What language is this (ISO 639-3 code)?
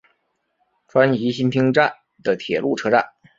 zho